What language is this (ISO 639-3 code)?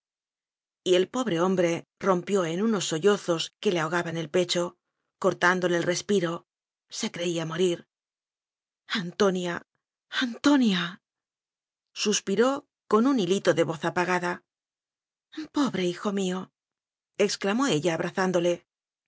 spa